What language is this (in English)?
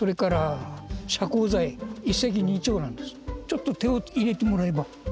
Japanese